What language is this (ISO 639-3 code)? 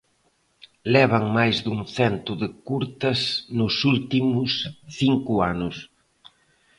glg